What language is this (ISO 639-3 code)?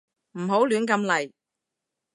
yue